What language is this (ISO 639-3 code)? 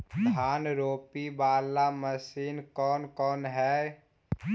mag